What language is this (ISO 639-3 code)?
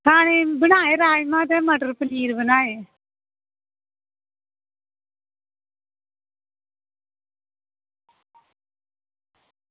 doi